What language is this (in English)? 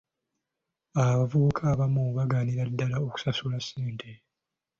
Ganda